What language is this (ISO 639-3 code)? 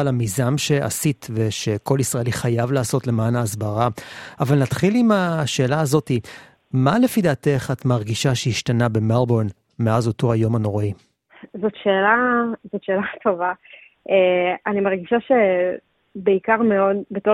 heb